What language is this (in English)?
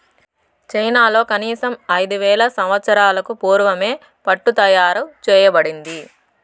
Telugu